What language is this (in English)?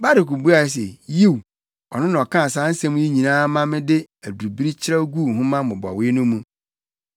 Akan